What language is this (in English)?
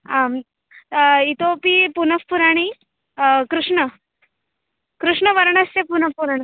Sanskrit